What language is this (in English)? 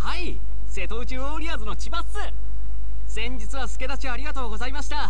Japanese